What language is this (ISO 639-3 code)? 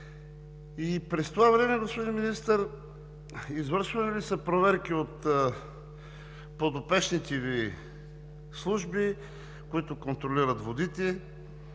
bul